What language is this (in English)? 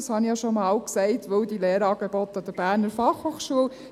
Swiss German